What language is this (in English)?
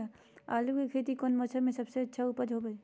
Magahi